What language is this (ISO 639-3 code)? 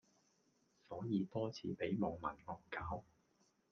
yue